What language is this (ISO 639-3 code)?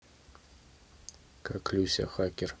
rus